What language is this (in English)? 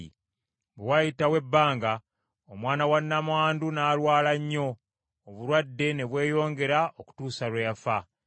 Ganda